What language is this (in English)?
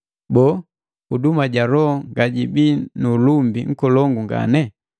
Matengo